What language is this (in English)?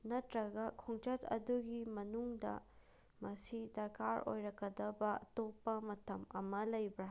Manipuri